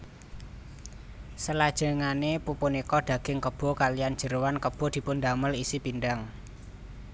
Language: Javanese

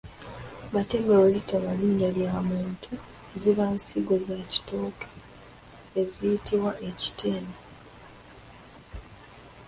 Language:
Ganda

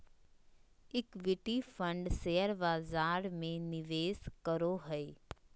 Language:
Magahi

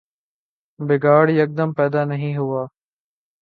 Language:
Urdu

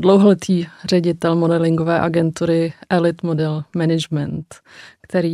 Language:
Czech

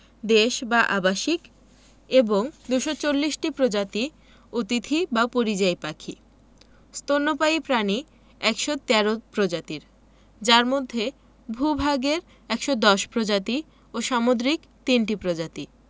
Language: Bangla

